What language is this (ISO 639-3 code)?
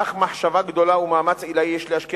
heb